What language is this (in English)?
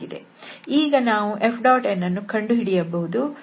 Kannada